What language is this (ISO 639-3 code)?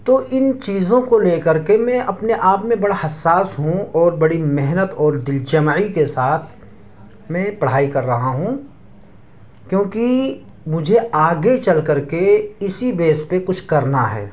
urd